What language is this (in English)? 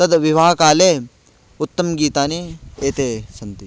Sanskrit